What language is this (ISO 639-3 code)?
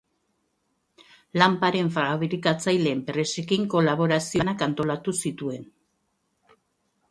eus